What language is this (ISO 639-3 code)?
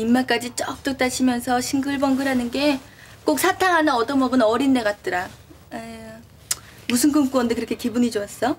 kor